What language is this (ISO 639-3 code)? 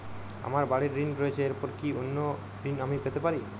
ben